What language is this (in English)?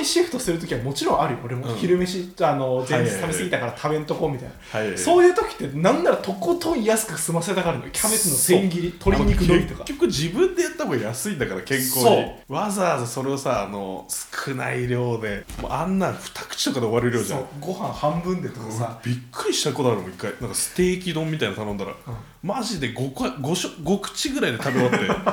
Japanese